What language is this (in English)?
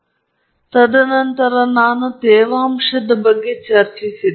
Kannada